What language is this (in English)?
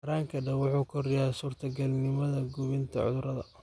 Somali